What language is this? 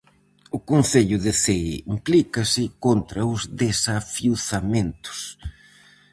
Galician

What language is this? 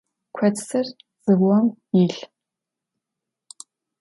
Adyghe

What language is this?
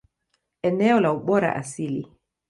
Swahili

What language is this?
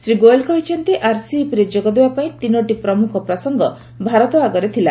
Odia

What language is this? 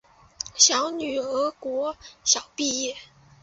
Chinese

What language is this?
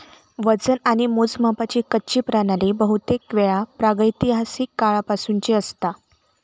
Marathi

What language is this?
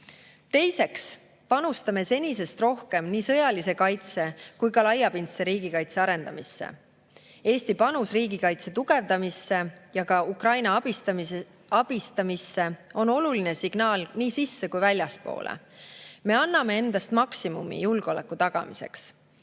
Estonian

